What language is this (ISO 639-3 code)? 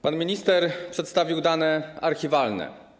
pol